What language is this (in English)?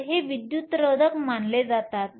Marathi